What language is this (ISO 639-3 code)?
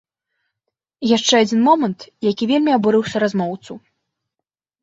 bel